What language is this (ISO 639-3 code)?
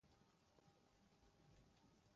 urd